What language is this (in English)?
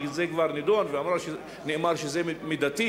Hebrew